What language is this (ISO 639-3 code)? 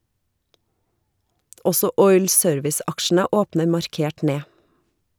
nor